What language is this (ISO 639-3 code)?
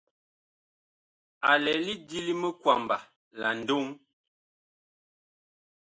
bkh